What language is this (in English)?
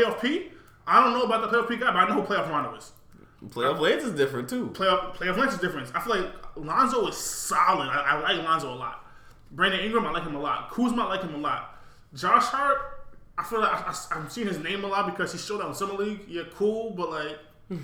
English